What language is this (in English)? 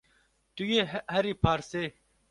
Kurdish